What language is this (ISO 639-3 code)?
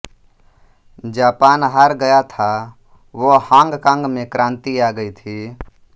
hin